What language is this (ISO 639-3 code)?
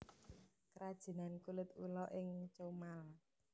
jav